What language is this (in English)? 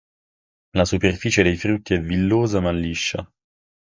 Italian